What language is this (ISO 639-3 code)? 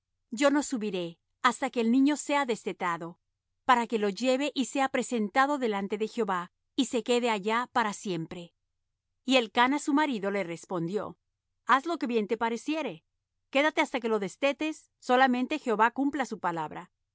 spa